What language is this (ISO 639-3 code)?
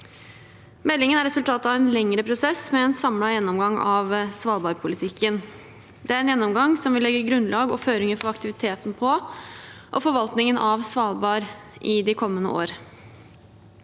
nor